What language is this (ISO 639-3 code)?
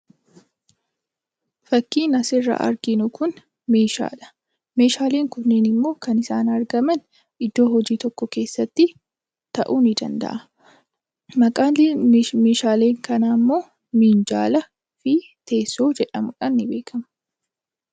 orm